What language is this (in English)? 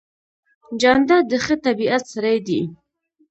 Pashto